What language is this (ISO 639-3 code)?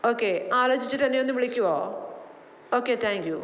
mal